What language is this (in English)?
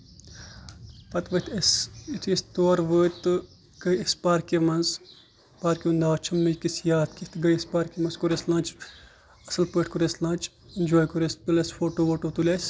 Kashmiri